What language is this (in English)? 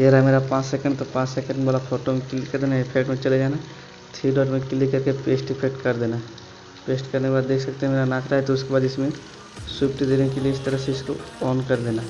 Hindi